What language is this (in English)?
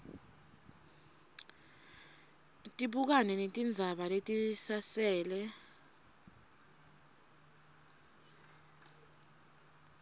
Swati